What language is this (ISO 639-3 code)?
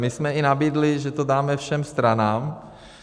ces